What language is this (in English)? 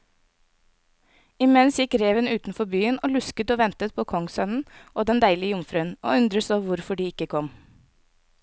Norwegian